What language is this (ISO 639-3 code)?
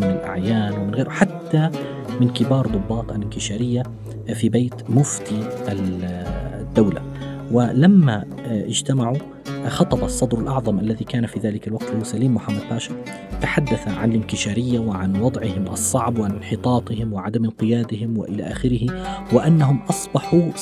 ara